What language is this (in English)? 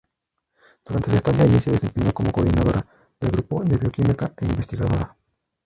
Spanish